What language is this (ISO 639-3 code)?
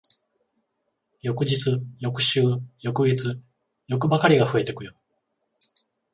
jpn